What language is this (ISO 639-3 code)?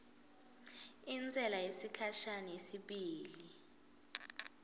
ssw